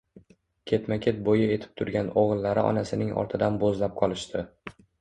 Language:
Uzbek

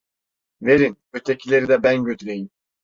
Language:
Turkish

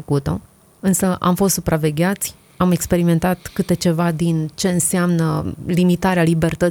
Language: Romanian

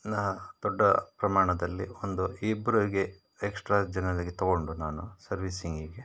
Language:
Kannada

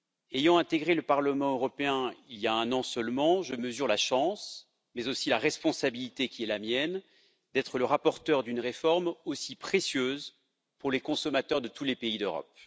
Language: French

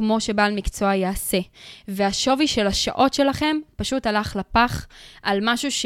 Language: Hebrew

